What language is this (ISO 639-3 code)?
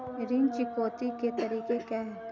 hin